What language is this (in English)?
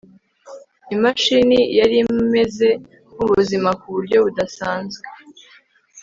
Kinyarwanda